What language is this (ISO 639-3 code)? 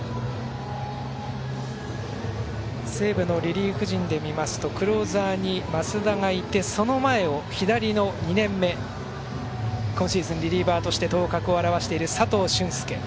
jpn